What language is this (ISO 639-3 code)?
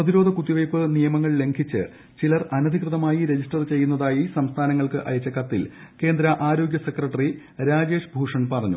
mal